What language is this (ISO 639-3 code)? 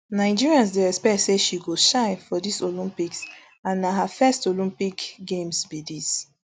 pcm